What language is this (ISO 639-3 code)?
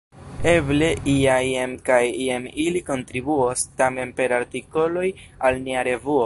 epo